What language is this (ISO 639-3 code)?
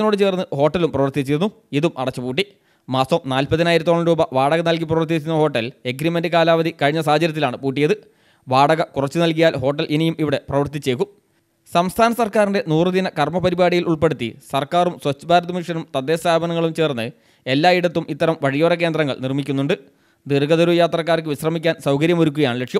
mal